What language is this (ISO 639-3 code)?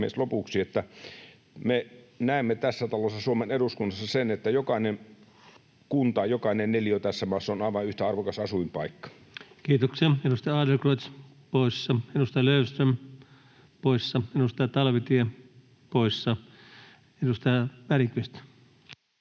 fin